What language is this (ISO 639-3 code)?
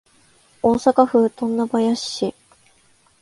jpn